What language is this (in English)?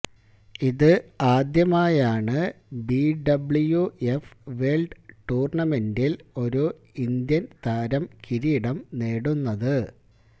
Malayalam